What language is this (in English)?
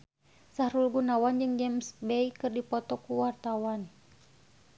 Sundanese